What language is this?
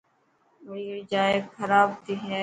Dhatki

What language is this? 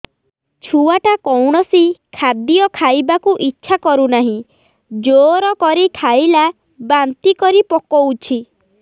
Odia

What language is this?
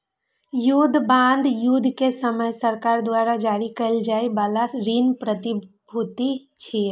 Maithili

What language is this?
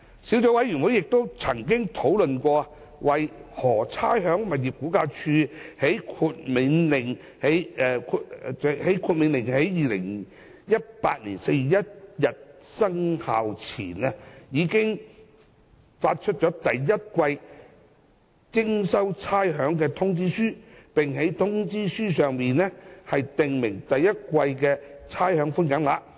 Cantonese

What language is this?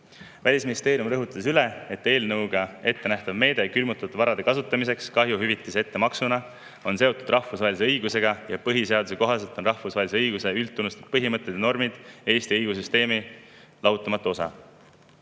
Estonian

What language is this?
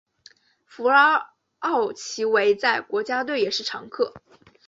Chinese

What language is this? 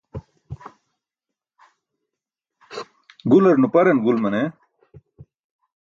Burushaski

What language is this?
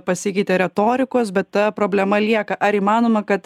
Lithuanian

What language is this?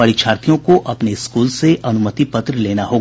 Hindi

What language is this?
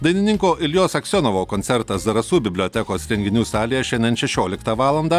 Lithuanian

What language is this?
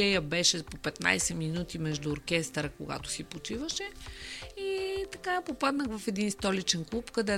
Bulgarian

